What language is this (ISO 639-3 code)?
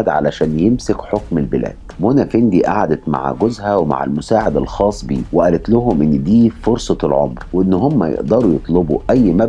ara